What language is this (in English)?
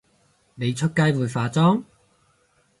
Cantonese